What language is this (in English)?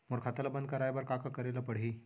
Chhattisgarhi